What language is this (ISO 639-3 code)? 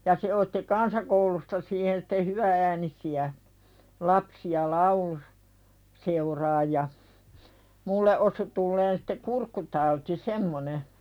fin